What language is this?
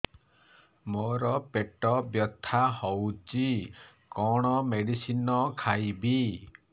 Odia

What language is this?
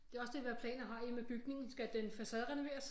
Danish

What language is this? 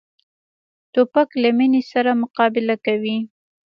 Pashto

